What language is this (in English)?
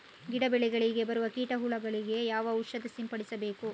Kannada